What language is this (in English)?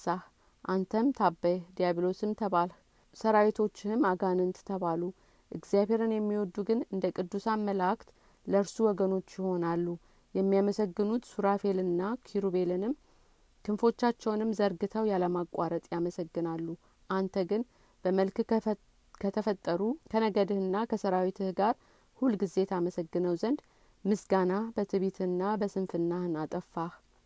Amharic